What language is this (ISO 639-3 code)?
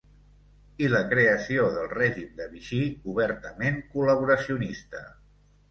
cat